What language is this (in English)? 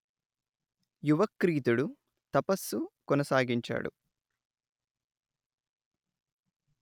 Telugu